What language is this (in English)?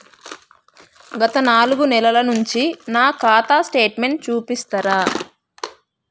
Telugu